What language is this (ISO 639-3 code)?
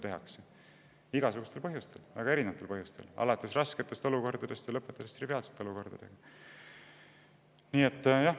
est